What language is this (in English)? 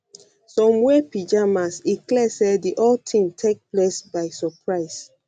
Nigerian Pidgin